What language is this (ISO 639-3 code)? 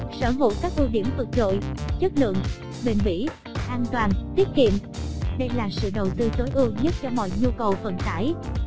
vie